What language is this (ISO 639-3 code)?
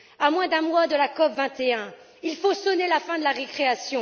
fra